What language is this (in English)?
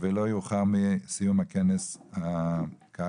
Hebrew